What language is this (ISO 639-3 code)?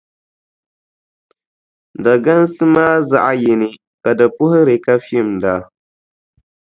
dag